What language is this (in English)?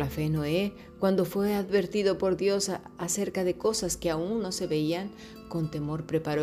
Spanish